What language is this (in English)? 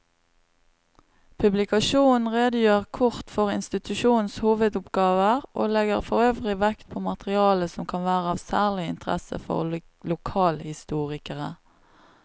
Norwegian